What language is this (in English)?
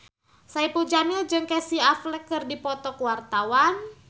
Sundanese